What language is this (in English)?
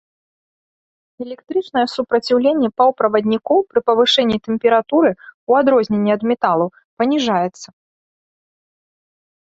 Belarusian